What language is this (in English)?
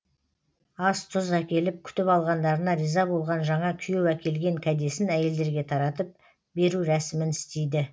Kazakh